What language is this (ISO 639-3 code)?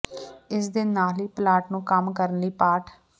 pan